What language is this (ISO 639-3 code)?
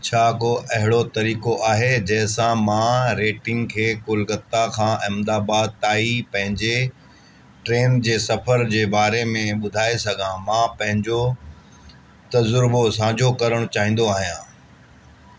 snd